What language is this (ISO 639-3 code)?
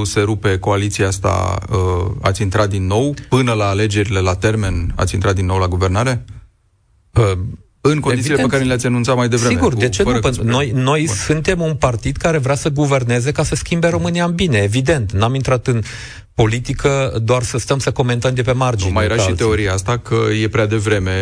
ron